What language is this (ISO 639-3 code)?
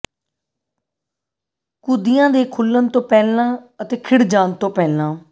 pan